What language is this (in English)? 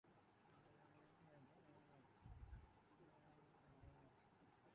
Urdu